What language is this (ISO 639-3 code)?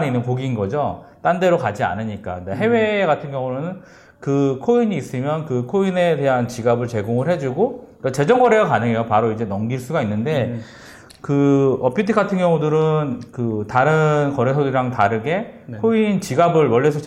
kor